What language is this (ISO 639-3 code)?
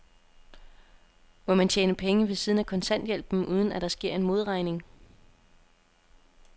dan